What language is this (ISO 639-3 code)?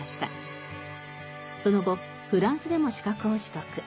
jpn